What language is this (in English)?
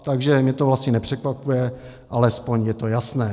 Czech